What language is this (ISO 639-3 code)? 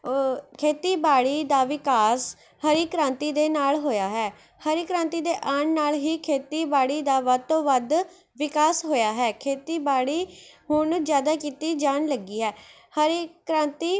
pan